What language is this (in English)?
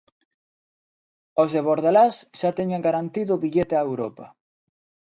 Galician